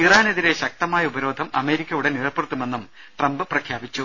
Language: Malayalam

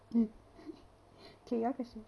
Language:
English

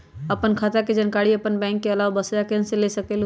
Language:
Magahi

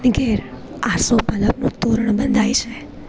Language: Gujarati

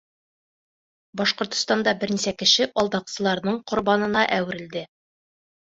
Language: Bashkir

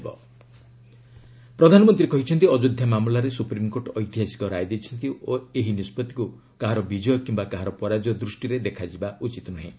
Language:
Odia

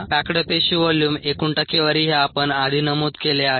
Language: Marathi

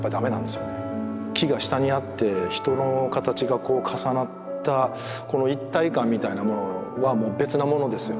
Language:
Japanese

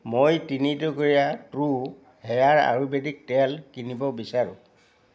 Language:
Assamese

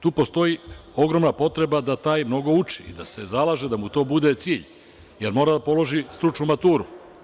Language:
Serbian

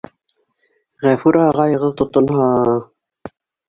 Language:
Bashkir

